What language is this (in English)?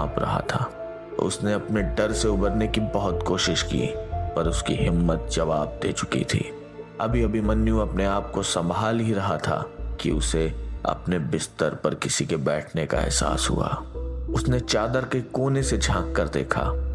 Hindi